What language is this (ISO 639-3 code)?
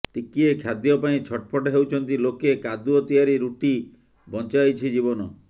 ori